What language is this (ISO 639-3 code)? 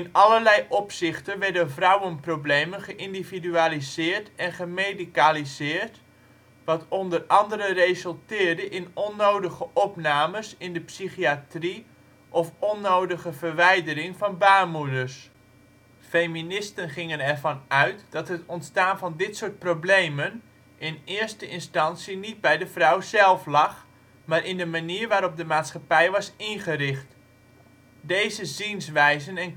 nld